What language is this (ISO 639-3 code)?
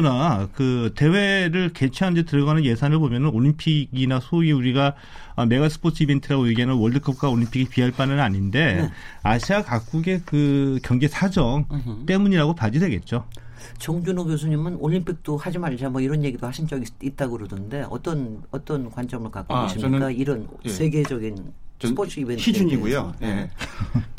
kor